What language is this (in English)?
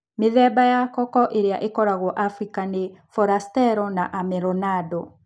Kikuyu